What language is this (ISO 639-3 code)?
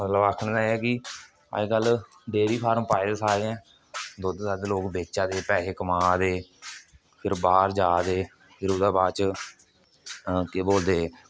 doi